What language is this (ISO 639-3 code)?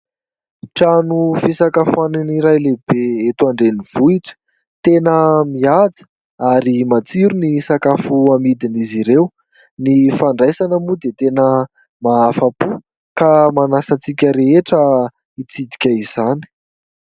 mlg